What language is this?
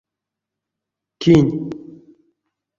Erzya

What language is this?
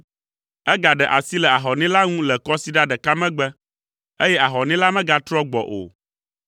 Ewe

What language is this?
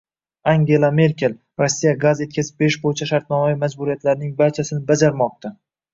Uzbek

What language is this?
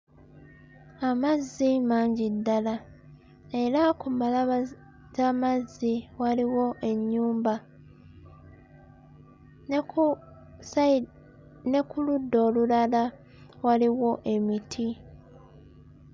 Ganda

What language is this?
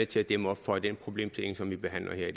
Danish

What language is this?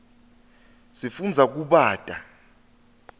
Swati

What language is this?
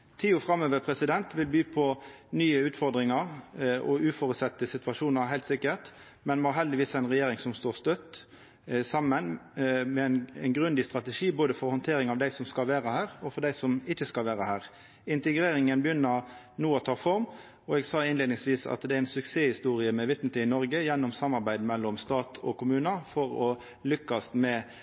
Norwegian Nynorsk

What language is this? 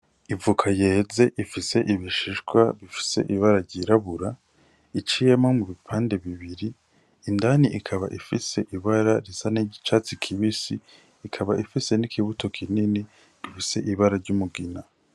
Rundi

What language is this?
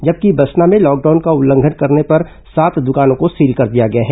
Hindi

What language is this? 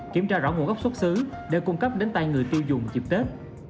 Vietnamese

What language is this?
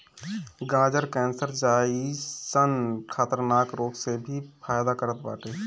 Bhojpuri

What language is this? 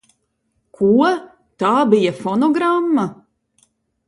Latvian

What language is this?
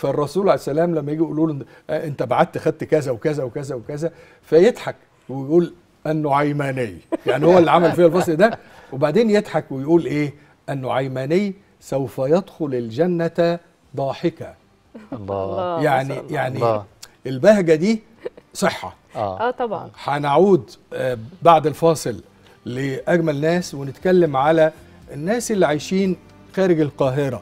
Arabic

